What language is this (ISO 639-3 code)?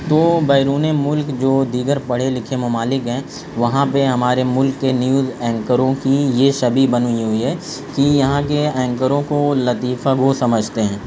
urd